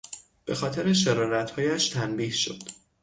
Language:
Persian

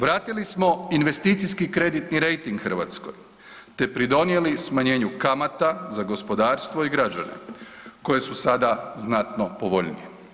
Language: Croatian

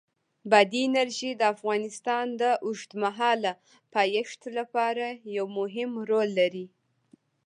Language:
Pashto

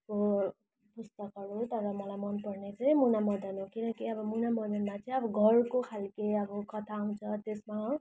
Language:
Nepali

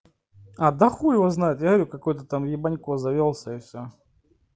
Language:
Russian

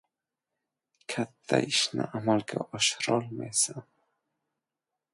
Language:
Uzbek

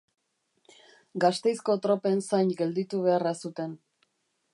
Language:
Basque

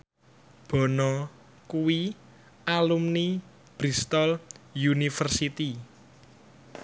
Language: Javanese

